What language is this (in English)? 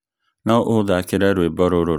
Kikuyu